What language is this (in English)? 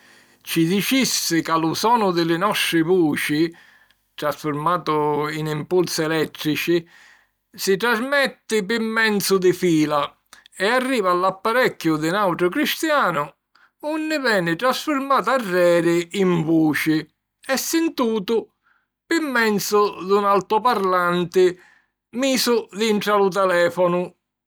Sicilian